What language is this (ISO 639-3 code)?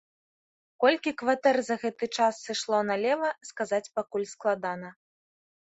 bel